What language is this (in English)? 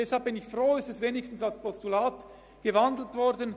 Swiss German